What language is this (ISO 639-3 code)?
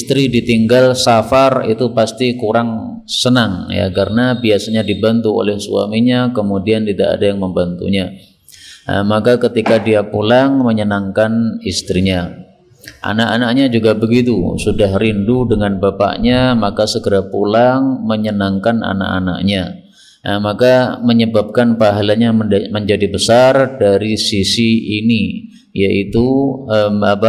ind